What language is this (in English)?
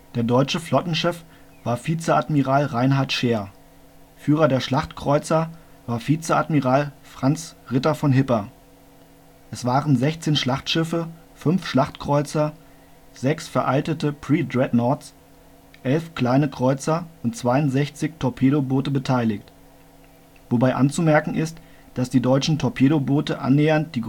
German